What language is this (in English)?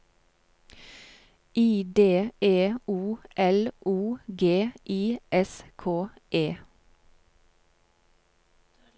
Norwegian